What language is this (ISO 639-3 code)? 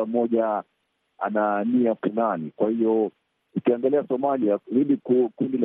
swa